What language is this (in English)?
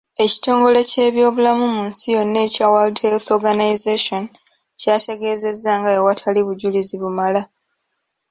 Ganda